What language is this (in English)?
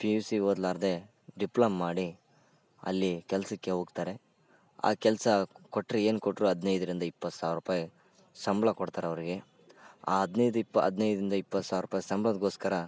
Kannada